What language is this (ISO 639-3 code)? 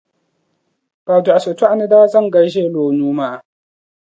dag